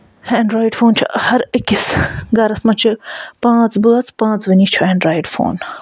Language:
Kashmiri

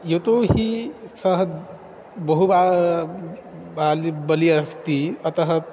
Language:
Sanskrit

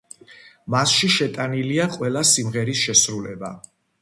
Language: Georgian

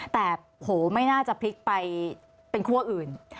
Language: Thai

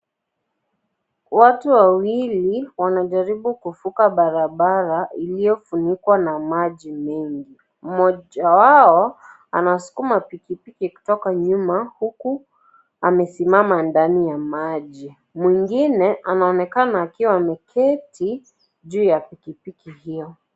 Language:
Swahili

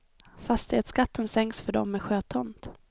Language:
Swedish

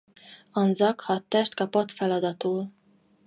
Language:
Hungarian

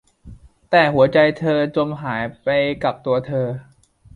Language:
Thai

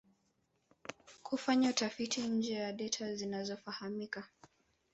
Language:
Swahili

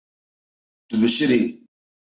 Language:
Kurdish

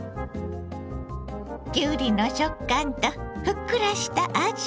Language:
Japanese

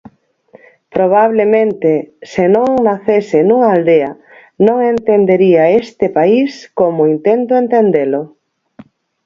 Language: Galician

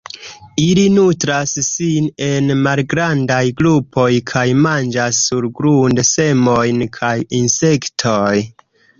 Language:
Esperanto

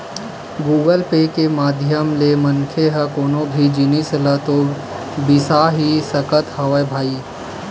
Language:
Chhattisgarhi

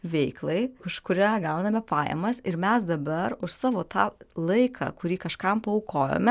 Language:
Lithuanian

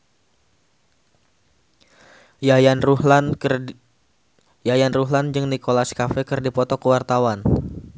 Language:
Sundanese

